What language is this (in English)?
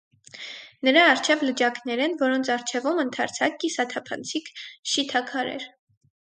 Armenian